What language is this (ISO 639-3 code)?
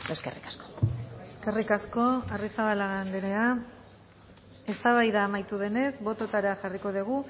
eus